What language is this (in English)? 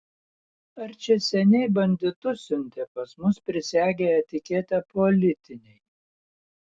Lithuanian